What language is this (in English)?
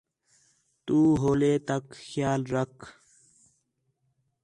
Khetrani